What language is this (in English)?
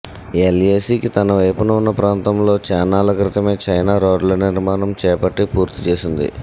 Telugu